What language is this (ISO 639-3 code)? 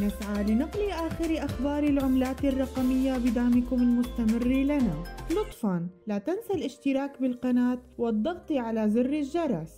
ara